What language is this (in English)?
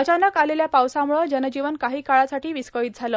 Marathi